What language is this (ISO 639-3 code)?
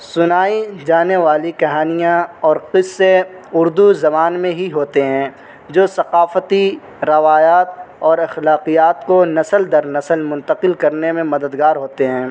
urd